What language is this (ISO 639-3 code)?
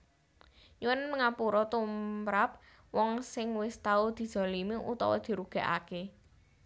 jav